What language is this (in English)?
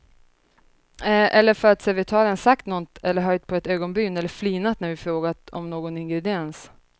Swedish